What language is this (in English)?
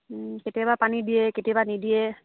Assamese